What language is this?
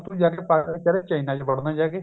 Punjabi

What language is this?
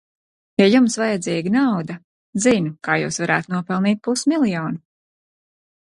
Latvian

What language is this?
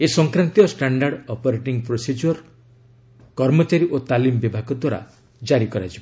Odia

